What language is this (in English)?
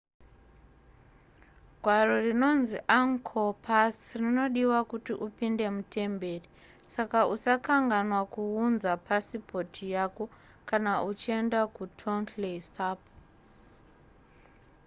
Shona